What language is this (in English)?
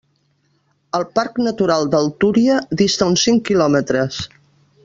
Catalan